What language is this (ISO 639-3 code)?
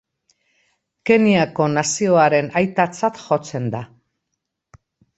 eus